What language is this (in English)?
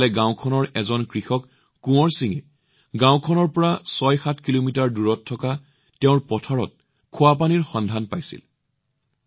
Assamese